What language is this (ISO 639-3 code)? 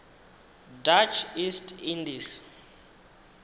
ven